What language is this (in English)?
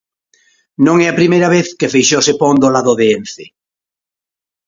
Galician